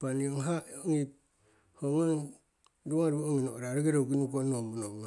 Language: Siwai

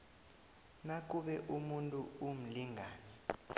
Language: South Ndebele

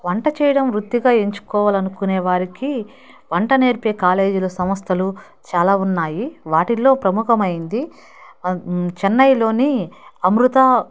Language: Telugu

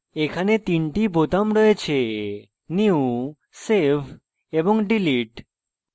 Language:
Bangla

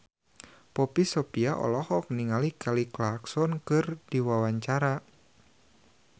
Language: Sundanese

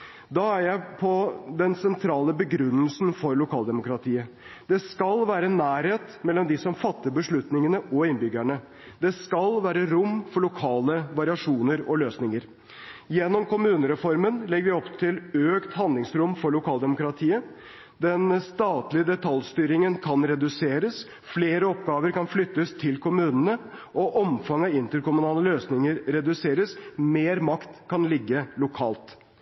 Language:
Norwegian Bokmål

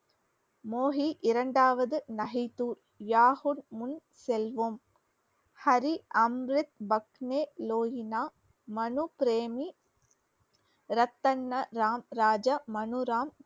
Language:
Tamil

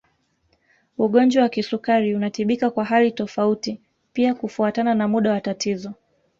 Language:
Swahili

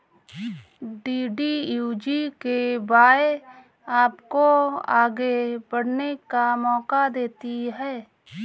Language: Hindi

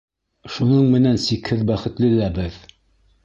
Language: Bashkir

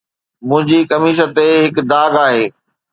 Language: Sindhi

